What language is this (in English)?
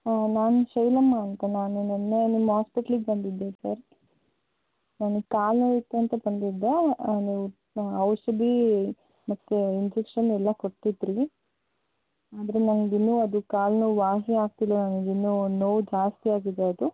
Kannada